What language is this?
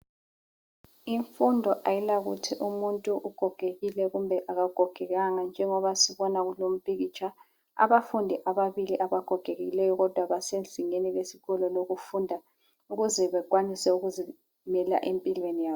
North Ndebele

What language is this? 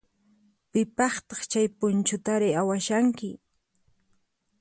Puno Quechua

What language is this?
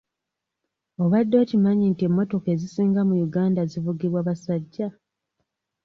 Ganda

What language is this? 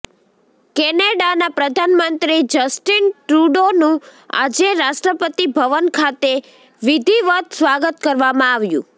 Gujarati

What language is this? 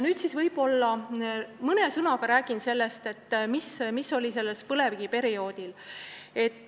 Estonian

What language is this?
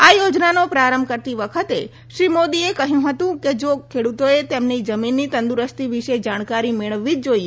Gujarati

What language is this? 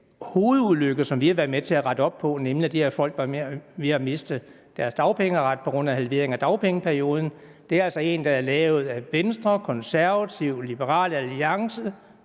Danish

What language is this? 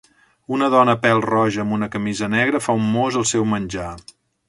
Catalan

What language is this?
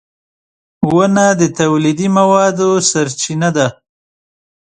Pashto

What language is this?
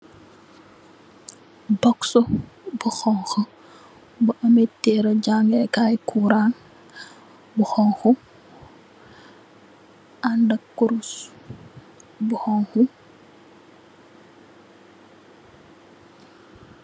Wolof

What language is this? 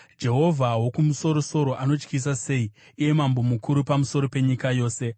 Shona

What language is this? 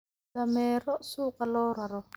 Somali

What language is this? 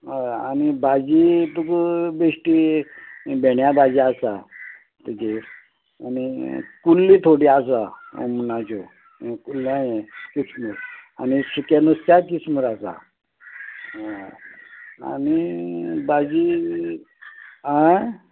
Konkani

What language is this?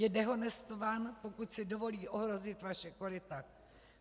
Czech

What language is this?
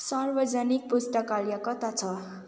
Nepali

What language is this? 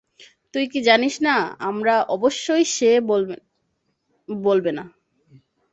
Bangla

